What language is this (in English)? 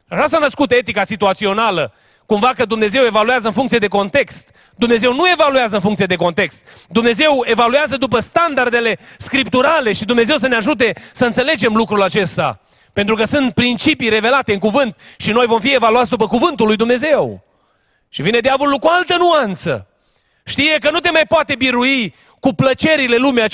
Romanian